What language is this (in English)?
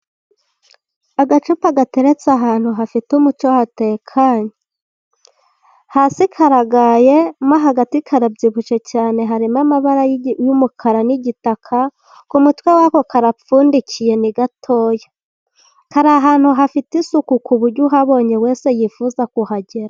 Kinyarwanda